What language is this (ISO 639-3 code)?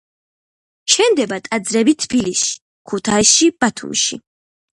kat